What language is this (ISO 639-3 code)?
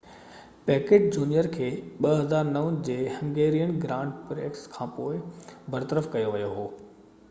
snd